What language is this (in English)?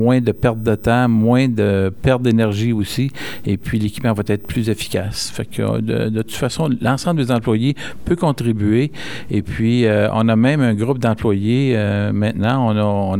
French